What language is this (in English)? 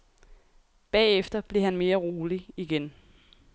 Danish